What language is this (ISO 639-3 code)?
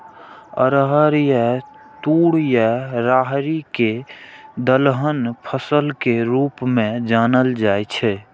mai